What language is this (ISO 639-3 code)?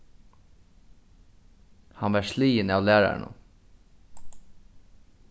fao